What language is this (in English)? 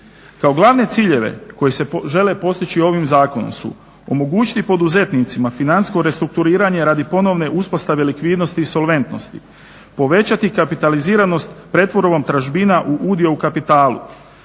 Croatian